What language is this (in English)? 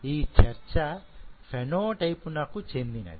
Telugu